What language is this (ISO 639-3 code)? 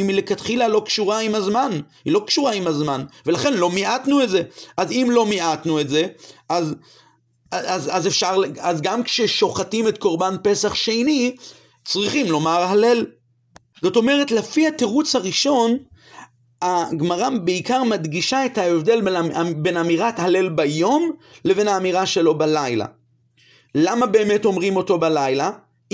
heb